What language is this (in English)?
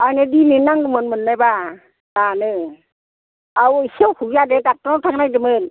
Bodo